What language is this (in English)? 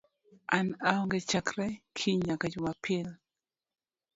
Luo (Kenya and Tanzania)